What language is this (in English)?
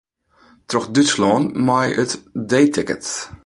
Western Frisian